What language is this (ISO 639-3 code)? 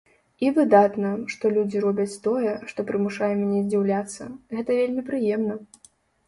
bel